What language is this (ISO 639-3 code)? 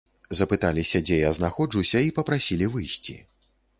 bel